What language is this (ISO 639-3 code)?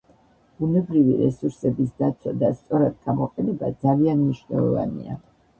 kat